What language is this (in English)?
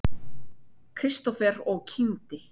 Icelandic